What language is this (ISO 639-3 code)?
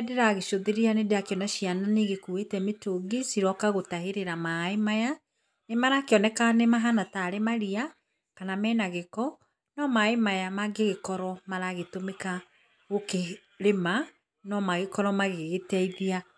kik